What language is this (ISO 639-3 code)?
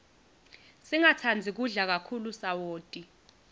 ssw